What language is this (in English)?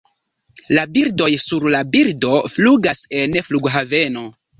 Esperanto